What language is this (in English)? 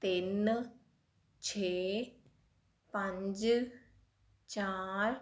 Punjabi